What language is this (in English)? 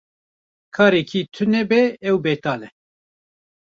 Kurdish